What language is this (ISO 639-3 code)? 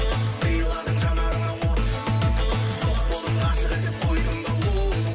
kaz